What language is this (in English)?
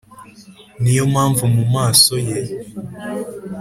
Kinyarwanda